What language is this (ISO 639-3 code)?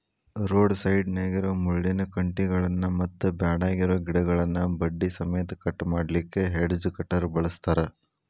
kan